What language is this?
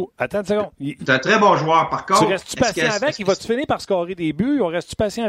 French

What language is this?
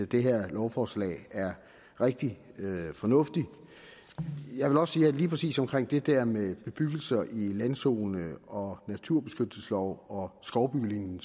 Danish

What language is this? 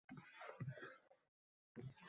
Uzbek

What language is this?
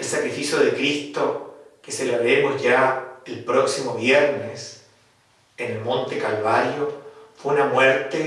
Spanish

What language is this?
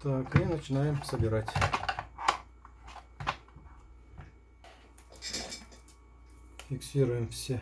Russian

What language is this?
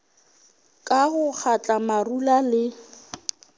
Northern Sotho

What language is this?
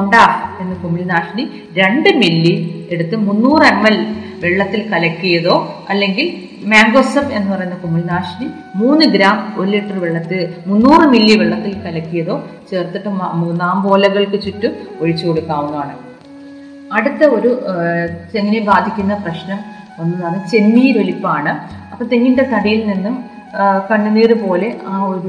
Malayalam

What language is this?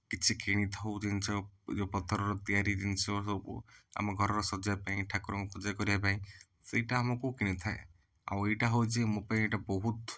Odia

